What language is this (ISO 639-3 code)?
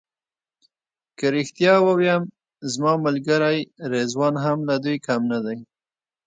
pus